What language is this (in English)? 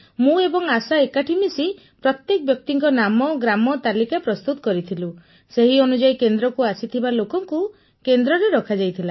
Odia